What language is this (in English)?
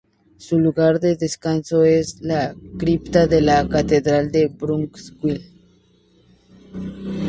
Spanish